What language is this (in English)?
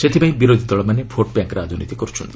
Odia